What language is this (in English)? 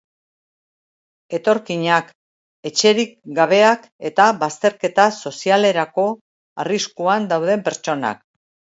Basque